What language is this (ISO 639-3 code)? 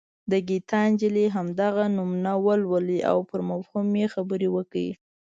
pus